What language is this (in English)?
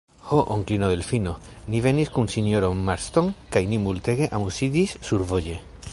Esperanto